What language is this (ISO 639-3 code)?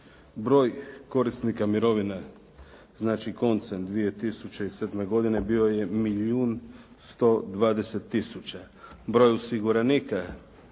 hrv